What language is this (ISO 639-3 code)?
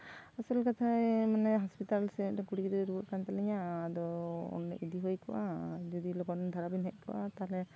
sat